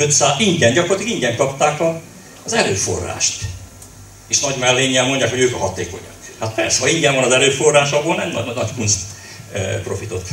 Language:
Hungarian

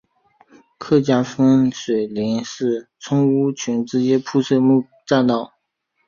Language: Chinese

